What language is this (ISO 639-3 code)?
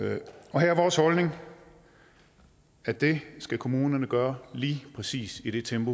dan